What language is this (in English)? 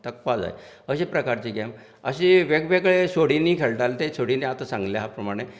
Konkani